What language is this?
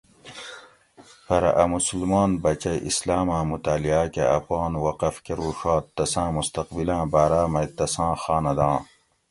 Gawri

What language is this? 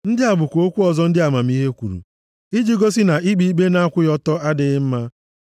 Igbo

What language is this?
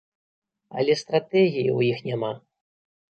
Belarusian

